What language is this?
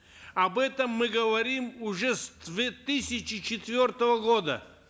Kazakh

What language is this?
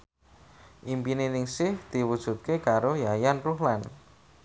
Javanese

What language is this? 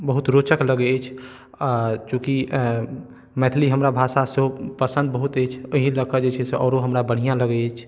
Maithili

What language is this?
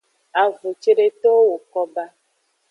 Aja (Benin)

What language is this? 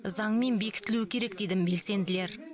Kazakh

